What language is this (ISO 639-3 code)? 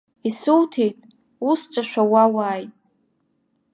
abk